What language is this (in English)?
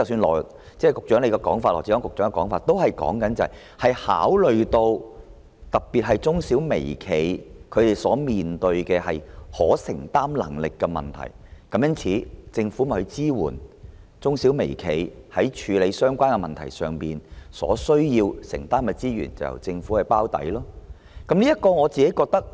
Cantonese